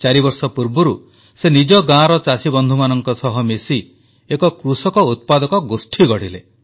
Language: Odia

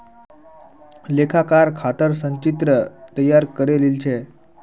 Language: Magahi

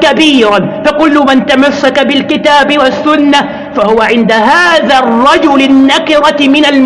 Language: Arabic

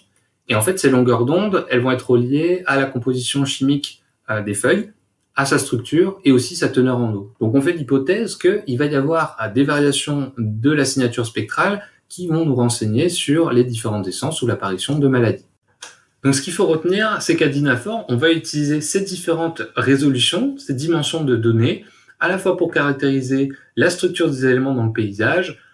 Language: French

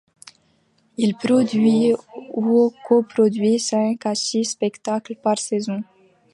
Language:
French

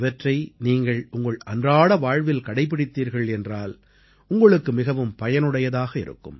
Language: Tamil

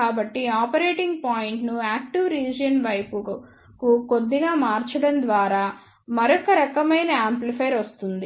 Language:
Telugu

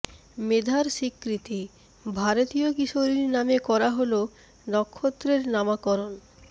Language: Bangla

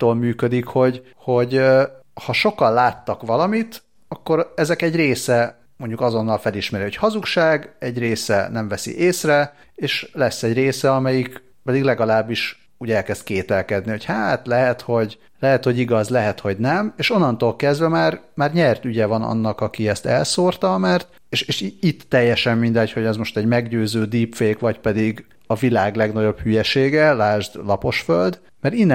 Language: Hungarian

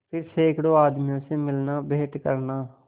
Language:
Hindi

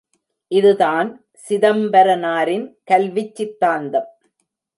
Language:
Tamil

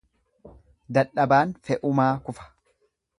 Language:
Oromo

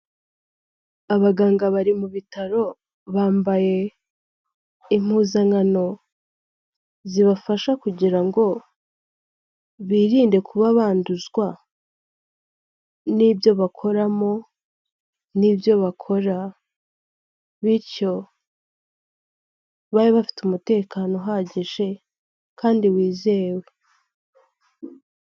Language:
Kinyarwanda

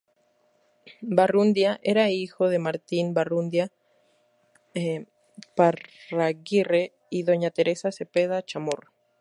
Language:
Spanish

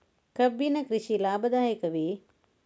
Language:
Kannada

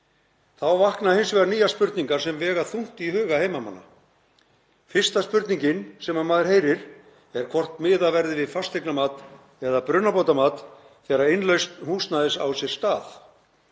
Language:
Icelandic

